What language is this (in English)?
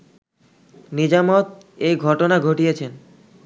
Bangla